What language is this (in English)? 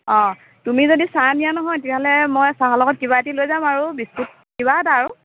Assamese